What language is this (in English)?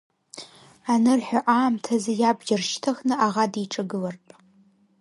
Abkhazian